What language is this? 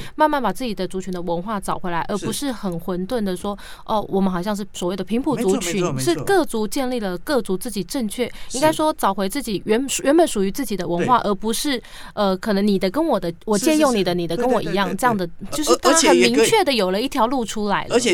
Chinese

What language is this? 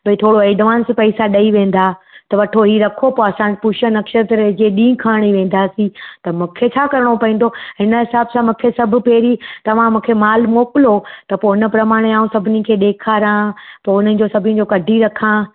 Sindhi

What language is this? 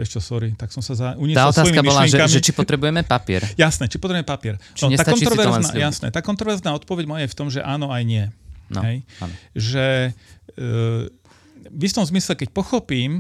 Slovak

